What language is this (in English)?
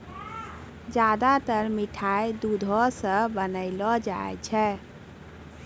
Maithili